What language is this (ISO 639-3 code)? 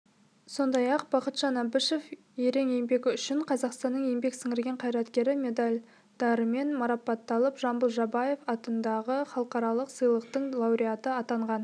kaz